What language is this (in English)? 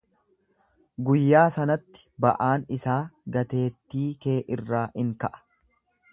Oromo